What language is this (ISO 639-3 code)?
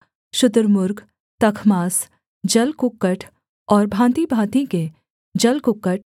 hin